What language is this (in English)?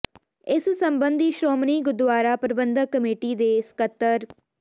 Punjabi